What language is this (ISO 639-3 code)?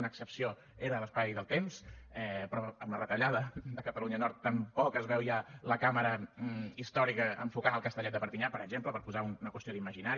cat